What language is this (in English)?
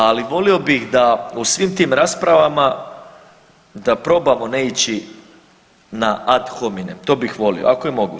Croatian